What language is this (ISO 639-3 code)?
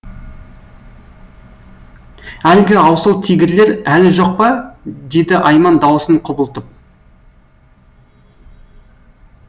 kaz